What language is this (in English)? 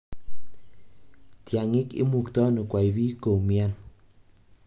Kalenjin